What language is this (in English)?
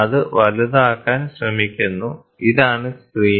Malayalam